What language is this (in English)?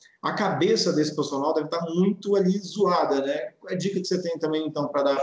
Portuguese